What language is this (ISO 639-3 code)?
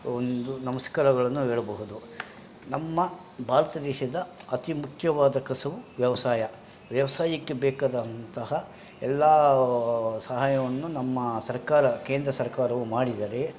kan